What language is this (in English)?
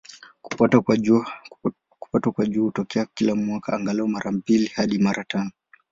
Swahili